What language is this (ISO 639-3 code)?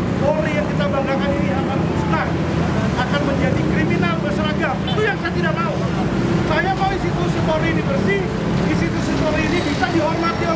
ind